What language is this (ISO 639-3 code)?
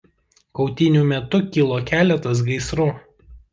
lit